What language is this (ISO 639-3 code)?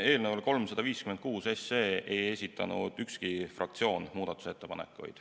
est